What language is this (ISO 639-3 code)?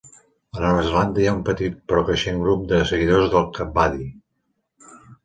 cat